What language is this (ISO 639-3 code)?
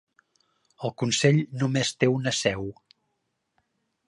cat